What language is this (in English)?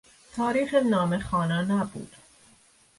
Persian